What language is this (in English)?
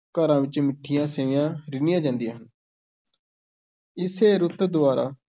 Punjabi